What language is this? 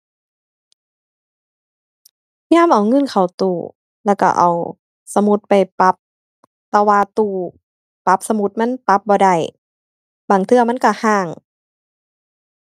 Thai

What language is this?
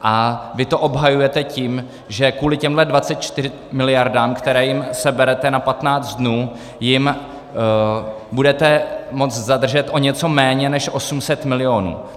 Czech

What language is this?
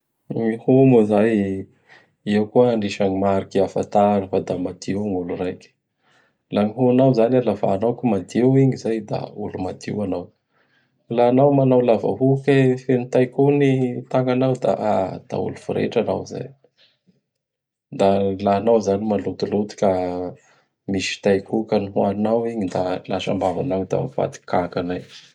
Bara Malagasy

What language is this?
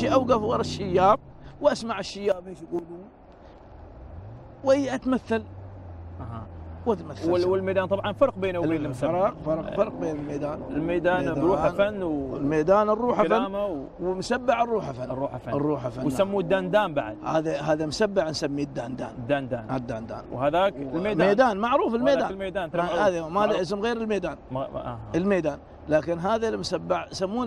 Arabic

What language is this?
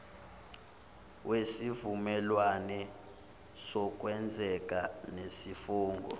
Zulu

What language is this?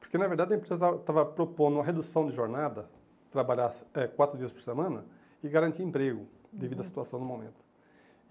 Portuguese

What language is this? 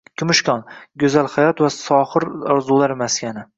Uzbek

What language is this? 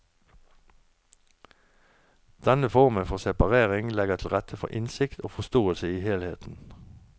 Norwegian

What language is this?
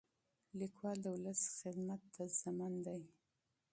Pashto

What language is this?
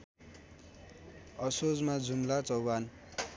Nepali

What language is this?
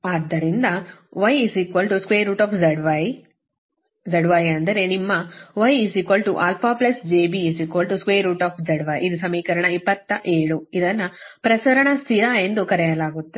Kannada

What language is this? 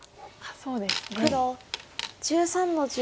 Japanese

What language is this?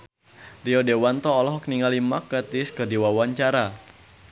Sundanese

